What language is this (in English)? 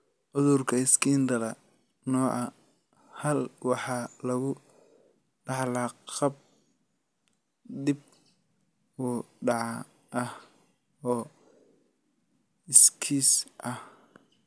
Somali